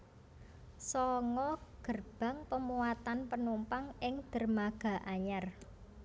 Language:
Javanese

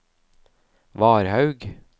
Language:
Norwegian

